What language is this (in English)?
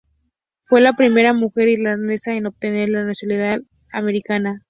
Spanish